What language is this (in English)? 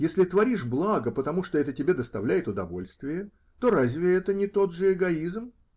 Russian